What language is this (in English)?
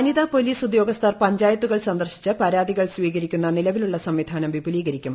Malayalam